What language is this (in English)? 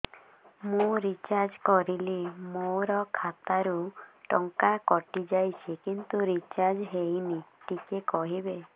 Odia